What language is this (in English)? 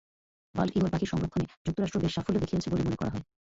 Bangla